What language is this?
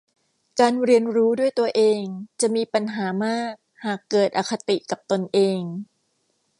Thai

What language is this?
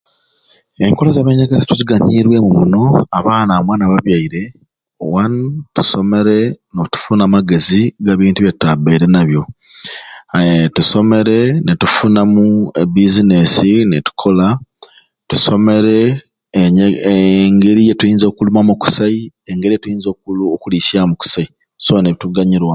Ruuli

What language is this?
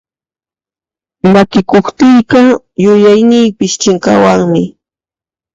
Puno Quechua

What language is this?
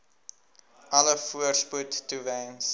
Afrikaans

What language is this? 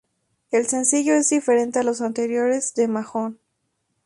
Spanish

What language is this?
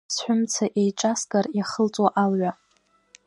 Abkhazian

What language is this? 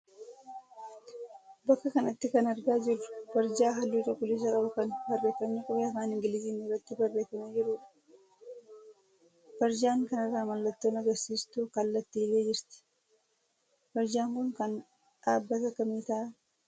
Oromo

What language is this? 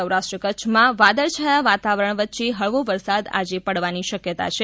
Gujarati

